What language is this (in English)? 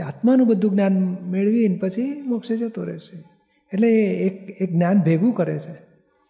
Gujarati